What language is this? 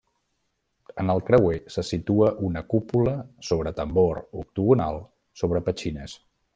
Catalan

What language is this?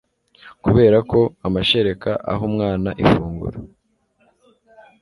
Kinyarwanda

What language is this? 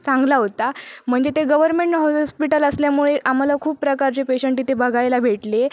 Marathi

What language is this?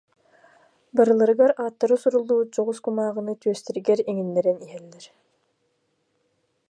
Yakut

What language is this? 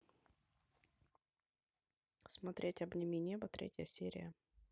Russian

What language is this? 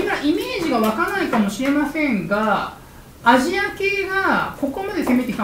Japanese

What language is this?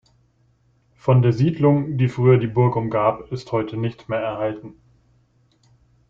German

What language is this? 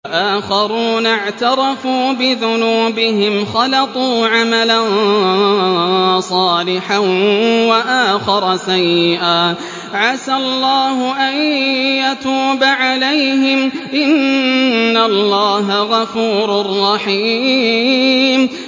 Arabic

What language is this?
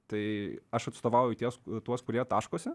Lithuanian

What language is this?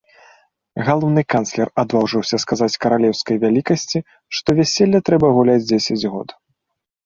Belarusian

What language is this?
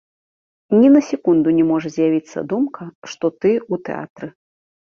Belarusian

